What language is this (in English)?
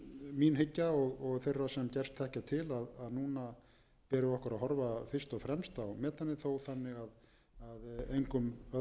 Icelandic